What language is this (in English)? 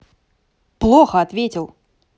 Russian